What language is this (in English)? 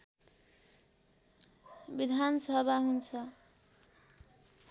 Nepali